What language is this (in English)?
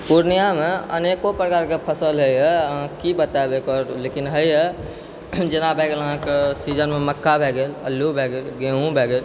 Maithili